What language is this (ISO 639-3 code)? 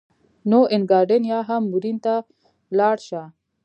pus